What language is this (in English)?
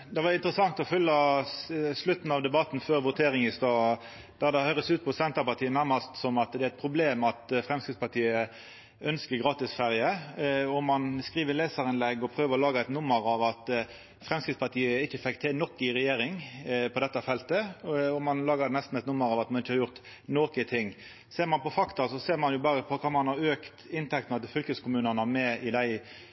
Norwegian